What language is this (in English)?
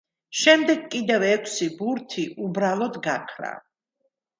Georgian